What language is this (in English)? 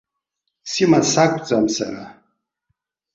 Abkhazian